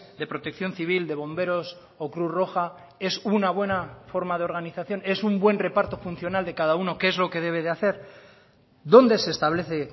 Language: Spanish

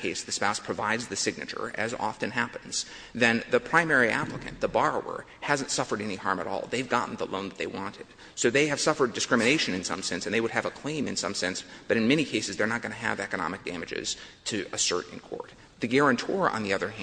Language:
English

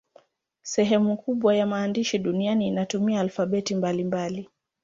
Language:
Swahili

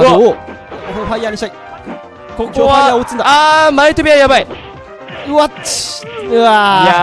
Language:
Japanese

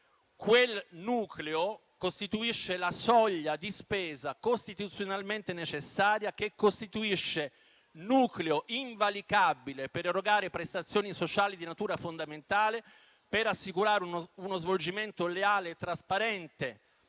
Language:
Italian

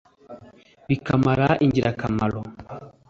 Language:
Kinyarwanda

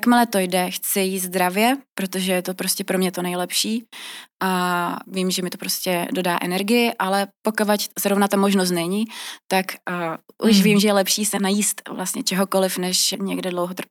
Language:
Czech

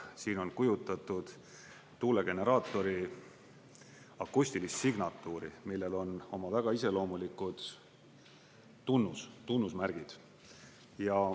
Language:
Estonian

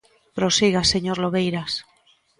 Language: Galician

